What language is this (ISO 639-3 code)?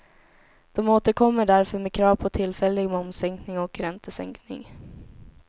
swe